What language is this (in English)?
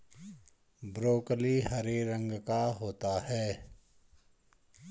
Hindi